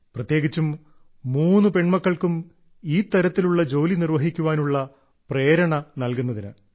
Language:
Malayalam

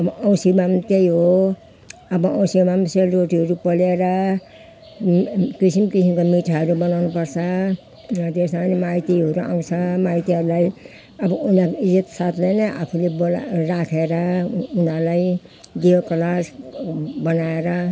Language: Nepali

